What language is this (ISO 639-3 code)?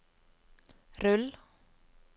nor